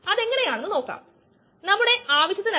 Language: Malayalam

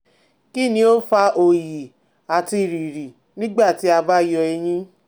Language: Yoruba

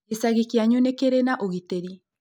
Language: Kikuyu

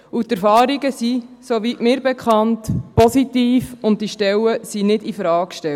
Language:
Swiss German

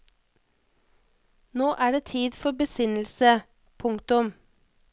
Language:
Norwegian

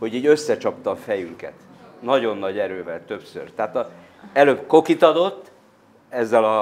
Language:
Hungarian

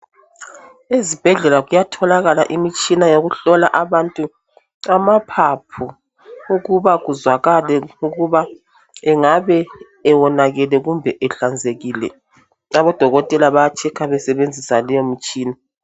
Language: North Ndebele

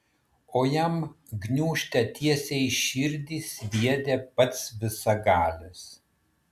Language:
Lithuanian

